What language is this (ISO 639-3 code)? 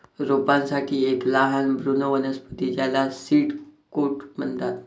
mar